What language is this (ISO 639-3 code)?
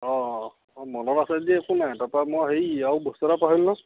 asm